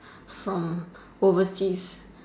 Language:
English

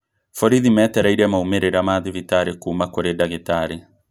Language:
Kikuyu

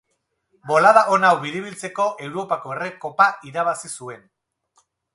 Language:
Basque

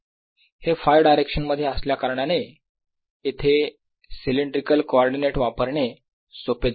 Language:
Marathi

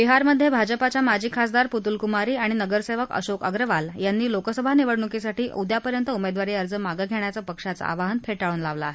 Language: Marathi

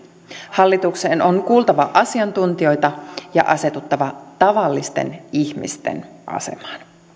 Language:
Finnish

